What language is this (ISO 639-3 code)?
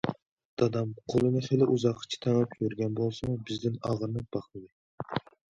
uig